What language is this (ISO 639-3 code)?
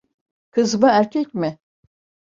tur